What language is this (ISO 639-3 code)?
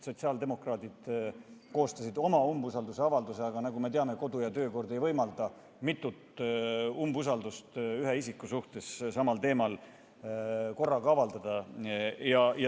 est